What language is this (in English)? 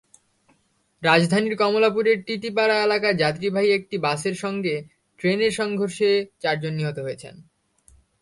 Bangla